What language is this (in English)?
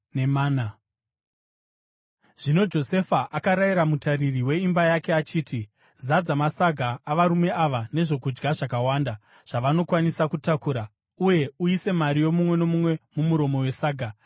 Shona